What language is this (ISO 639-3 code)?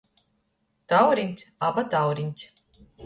ltg